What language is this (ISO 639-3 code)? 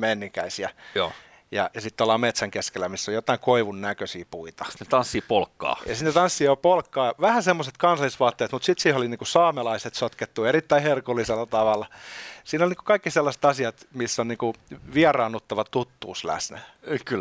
fin